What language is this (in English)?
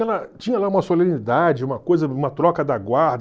Portuguese